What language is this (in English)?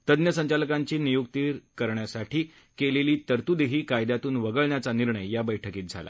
Marathi